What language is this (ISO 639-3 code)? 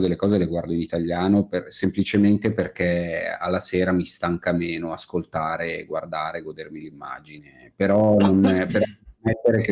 ita